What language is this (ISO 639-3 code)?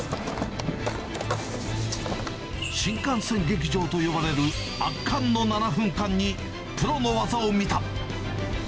jpn